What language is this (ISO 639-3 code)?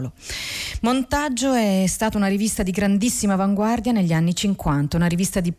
ita